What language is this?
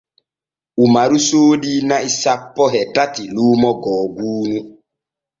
Borgu Fulfulde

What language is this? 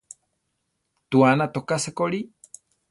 Central Tarahumara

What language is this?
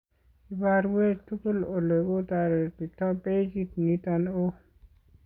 Kalenjin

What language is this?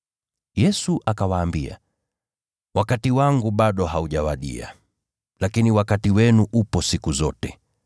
Swahili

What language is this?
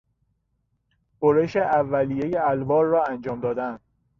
Persian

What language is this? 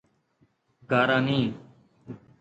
Sindhi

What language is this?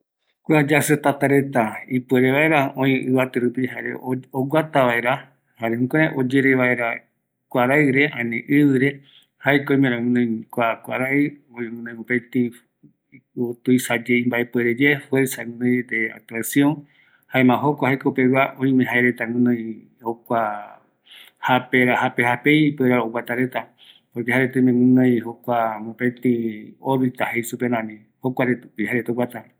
Eastern Bolivian Guaraní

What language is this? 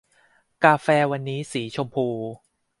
Thai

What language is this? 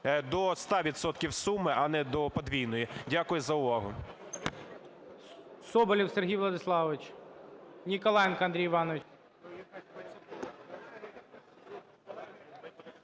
Ukrainian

